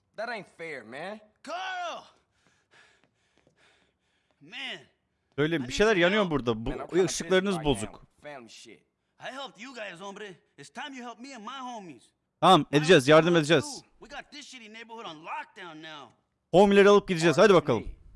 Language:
Turkish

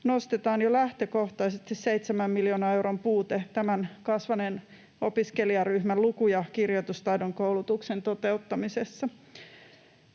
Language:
Finnish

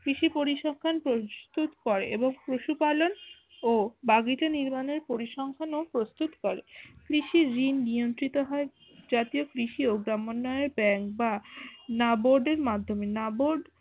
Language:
Bangla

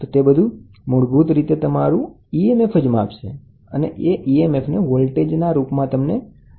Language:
Gujarati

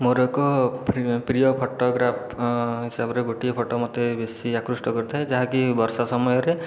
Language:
Odia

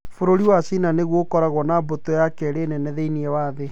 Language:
Kikuyu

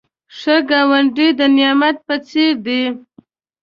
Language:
Pashto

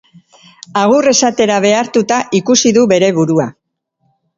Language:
Basque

